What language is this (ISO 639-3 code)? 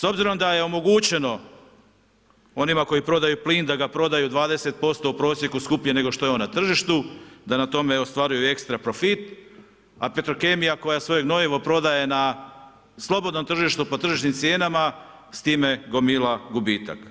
hrv